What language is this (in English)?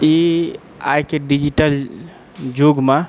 Maithili